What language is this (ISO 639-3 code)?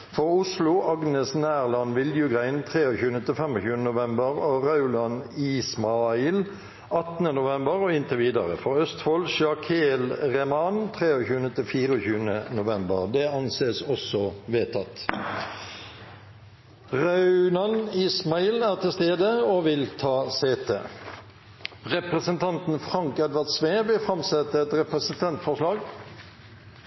nor